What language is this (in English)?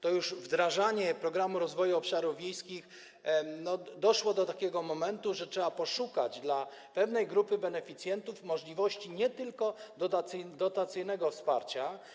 Polish